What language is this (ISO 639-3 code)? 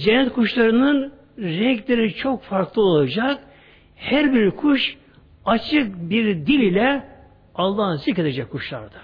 tur